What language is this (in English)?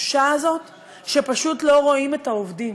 Hebrew